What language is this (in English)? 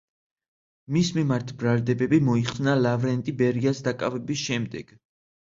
Georgian